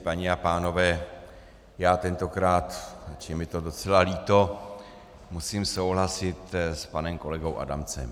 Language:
Czech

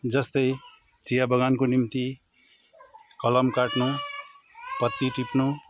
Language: Nepali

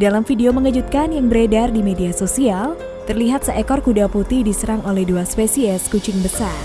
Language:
Indonesian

